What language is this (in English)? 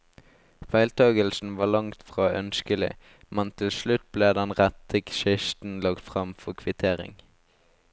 Norwegian